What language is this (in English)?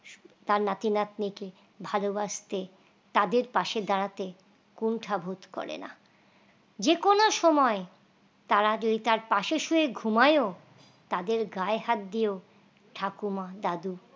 Bangla